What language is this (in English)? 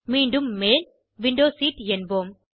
Tamil